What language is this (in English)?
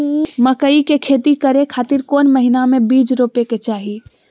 Magahi